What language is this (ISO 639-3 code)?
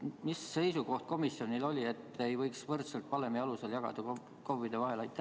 est